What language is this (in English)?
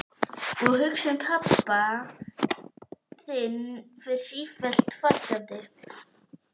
Icelandic